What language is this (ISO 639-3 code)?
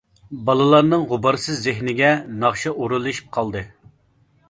uig